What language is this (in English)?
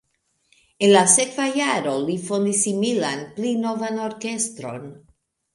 Esperanto